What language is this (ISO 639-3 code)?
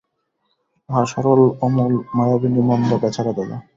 ben